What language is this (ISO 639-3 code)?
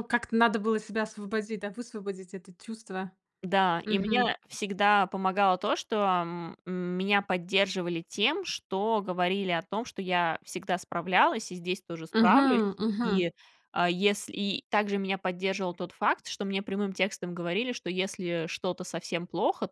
rus